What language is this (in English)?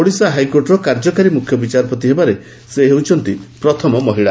Odia